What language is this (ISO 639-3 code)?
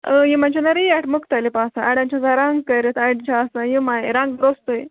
kas